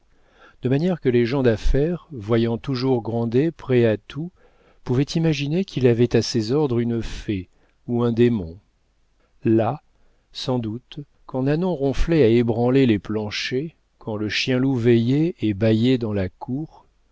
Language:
French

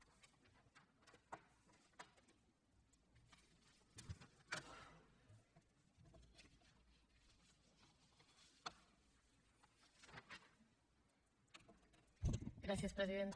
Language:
Catalan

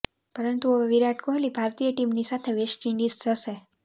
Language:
Gujarati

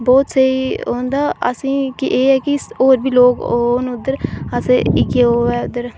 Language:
Dogri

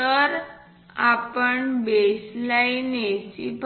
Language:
Marathi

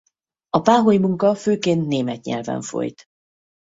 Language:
Hungarian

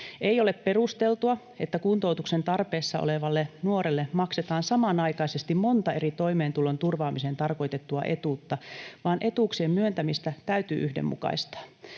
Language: Finnish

